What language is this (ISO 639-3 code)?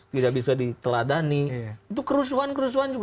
ind